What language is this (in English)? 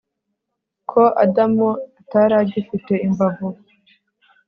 Kinyarwanda